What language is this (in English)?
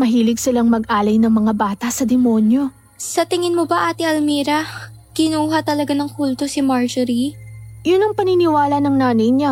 Filipino